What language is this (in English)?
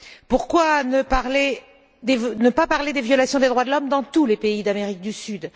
French